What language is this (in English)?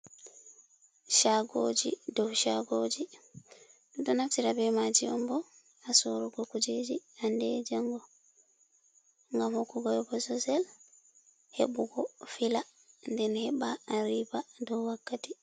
Fula